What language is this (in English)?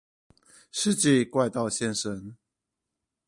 Chinese